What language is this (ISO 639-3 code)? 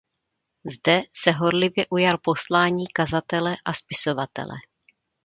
ces